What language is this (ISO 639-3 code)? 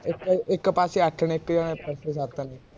pan